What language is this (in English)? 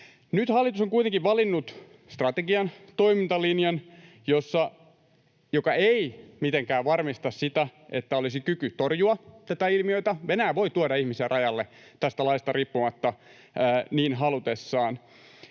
Finnish